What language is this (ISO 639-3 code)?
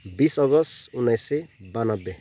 nep